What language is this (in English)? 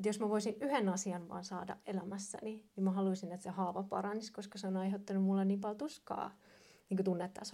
Finnish